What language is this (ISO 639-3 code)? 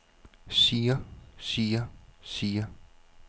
dan